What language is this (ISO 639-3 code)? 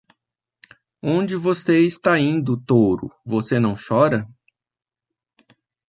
por